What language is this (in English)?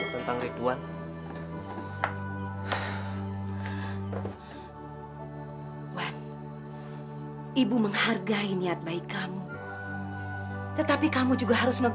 Indonesian